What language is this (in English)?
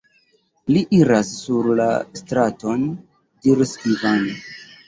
Esperanto